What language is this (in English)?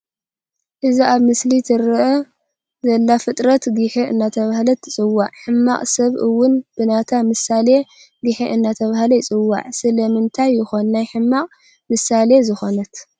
Tigrinya